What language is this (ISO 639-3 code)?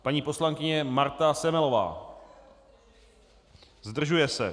ces